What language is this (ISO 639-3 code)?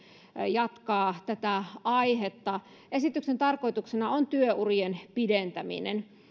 fin